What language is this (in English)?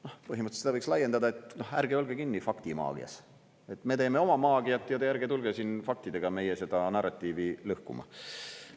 Estonian